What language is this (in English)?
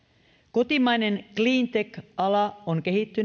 Finnish